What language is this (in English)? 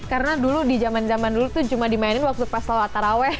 Indonesian